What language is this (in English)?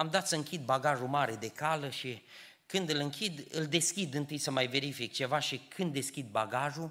Romanian